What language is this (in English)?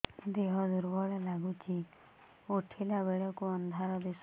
Odia